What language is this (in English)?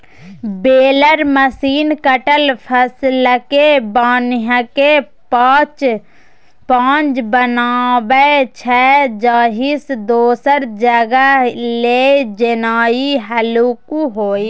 Maithili